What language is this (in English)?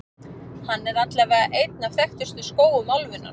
Icelandic